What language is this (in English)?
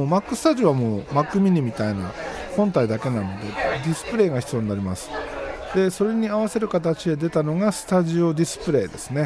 Japanese